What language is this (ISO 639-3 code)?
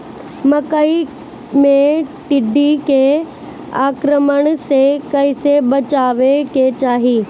bho